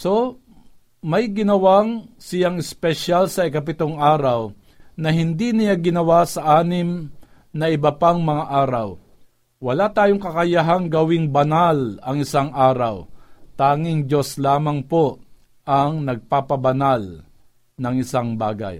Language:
Filipino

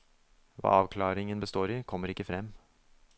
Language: Norwegian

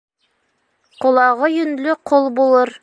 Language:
Bashkir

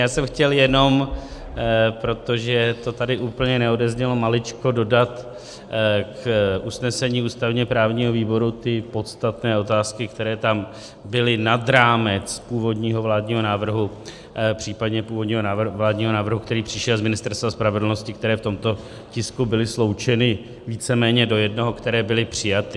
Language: Czech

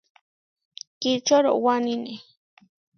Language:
Huarijio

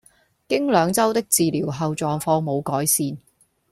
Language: Cantonese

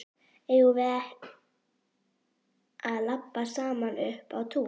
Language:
Icelandic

